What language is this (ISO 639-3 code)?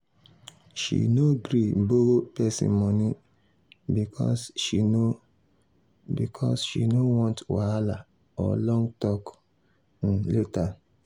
pcm